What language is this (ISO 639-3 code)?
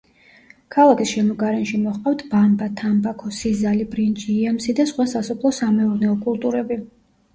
kat